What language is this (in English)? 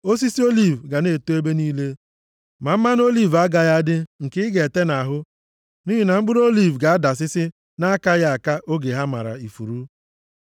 Igbo